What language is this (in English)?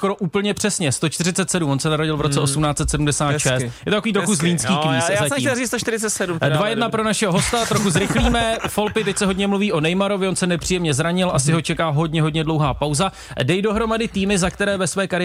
Czech